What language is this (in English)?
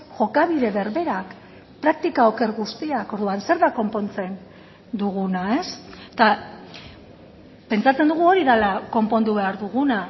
Basque